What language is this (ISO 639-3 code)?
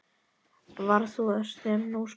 isl